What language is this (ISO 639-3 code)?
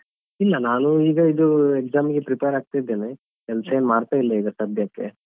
kan